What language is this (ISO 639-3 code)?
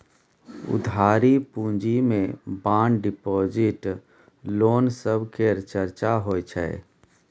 mai